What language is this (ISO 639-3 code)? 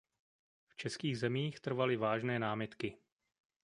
ces